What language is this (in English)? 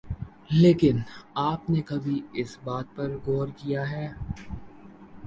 Urdu